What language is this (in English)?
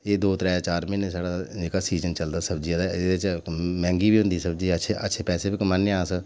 Dogri